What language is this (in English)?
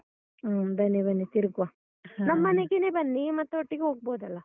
Kannada